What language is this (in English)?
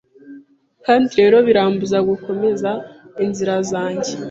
Kinyarwanda